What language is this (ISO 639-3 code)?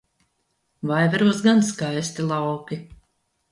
lav